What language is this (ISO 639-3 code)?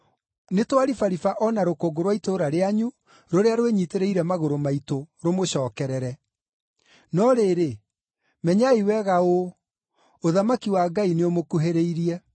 kik